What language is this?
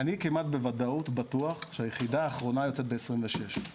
Hebrew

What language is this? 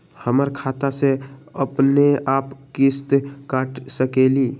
Magahi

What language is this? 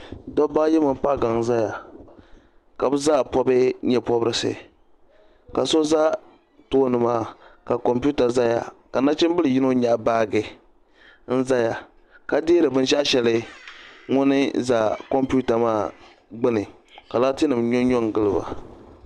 Dagbani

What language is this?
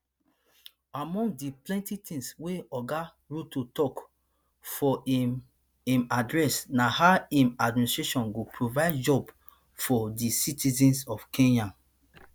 Nigerian Pidgin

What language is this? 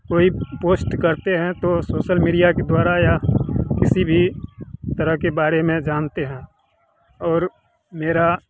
Hindi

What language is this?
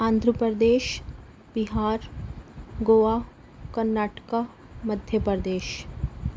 Urdu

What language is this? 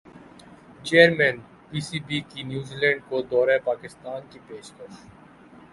Urdu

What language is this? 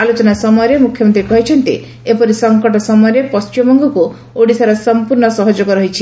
Odia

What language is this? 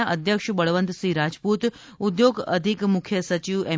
Gujarati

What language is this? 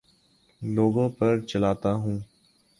Urdu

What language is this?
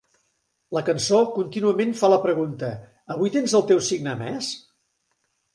Catalan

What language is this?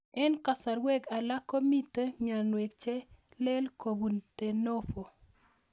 Kalenjin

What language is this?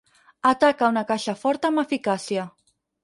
Catalan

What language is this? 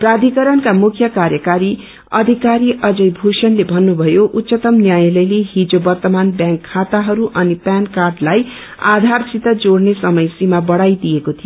Nepali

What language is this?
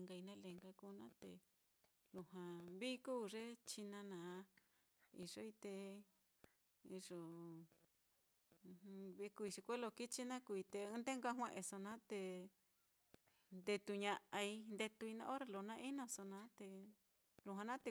Mitlatongo Mixtec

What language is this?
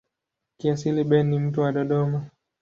Swahili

